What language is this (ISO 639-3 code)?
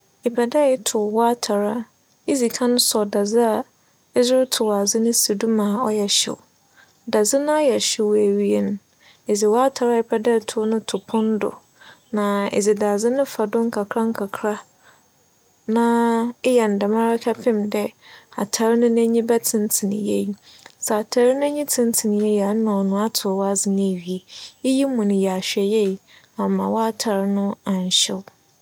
aka